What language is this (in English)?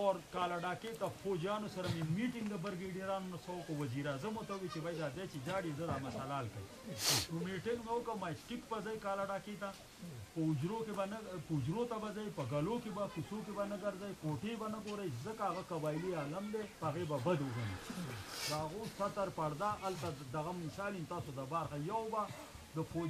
Romanian